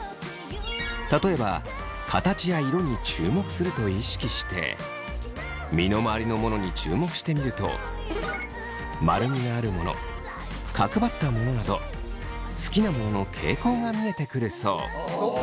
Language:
Japanese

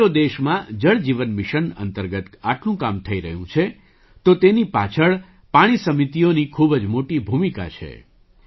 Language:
Gujarati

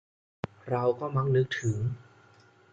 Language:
Thai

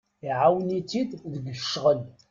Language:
Kabyle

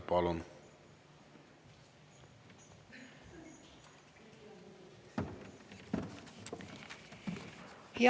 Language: Estonian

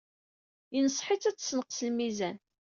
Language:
Kabyle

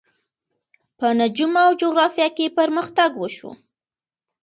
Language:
Pashto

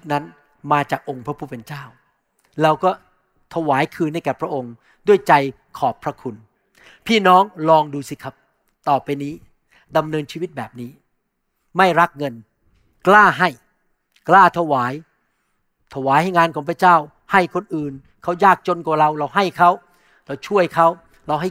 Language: Thai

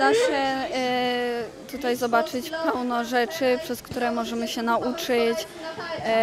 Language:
Polish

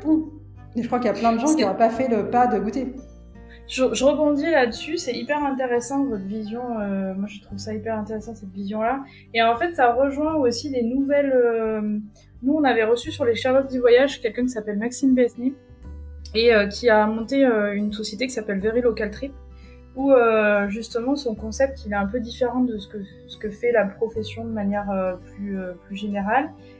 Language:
French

